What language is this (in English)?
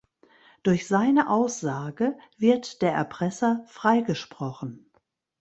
German